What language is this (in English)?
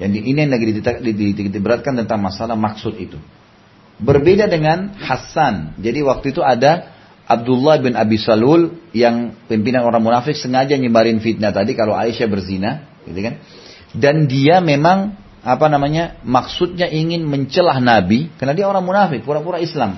Indonesian